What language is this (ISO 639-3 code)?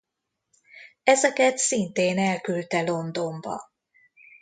hun